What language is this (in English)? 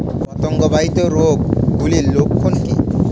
Bangla